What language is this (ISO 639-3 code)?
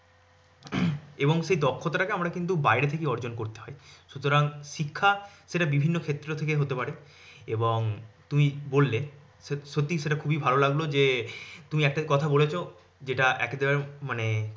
ben